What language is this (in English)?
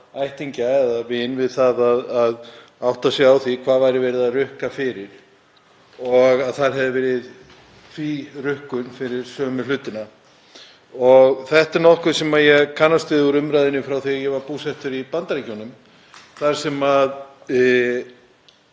Icelandic